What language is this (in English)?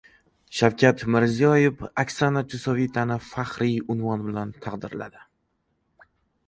Uzbek